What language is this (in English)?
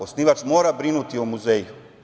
Serbian